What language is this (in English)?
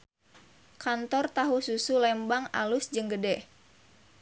Sundanese